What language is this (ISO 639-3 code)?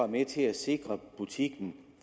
dan